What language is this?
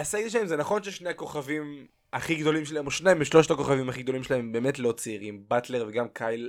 Hebrew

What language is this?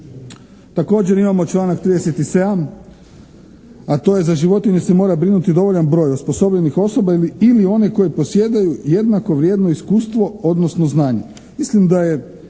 Croatian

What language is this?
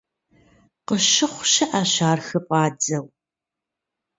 Kabardian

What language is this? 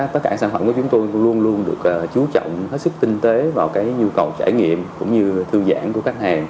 Vietnamese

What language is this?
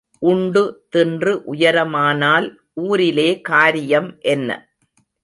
Tamil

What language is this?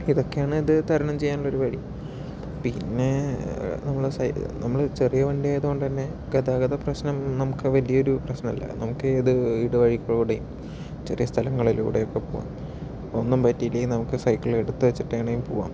Malayalam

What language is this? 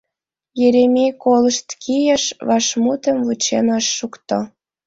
Mari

